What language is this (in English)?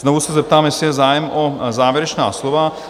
Czech